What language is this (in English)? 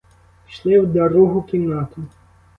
Ukrainian